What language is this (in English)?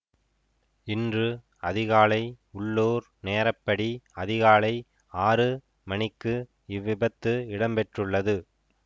Tamil